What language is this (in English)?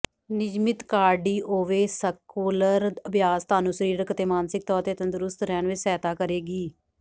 Punjabi